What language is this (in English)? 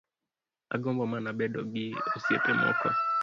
Luo (Kenya and Tanzania)